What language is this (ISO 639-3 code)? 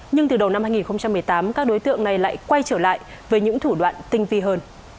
vie